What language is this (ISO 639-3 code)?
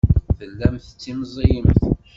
kab